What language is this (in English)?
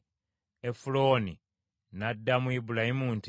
Ganda